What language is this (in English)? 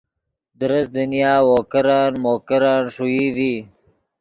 Yidgha